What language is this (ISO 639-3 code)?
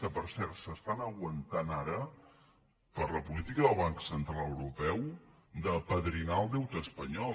cat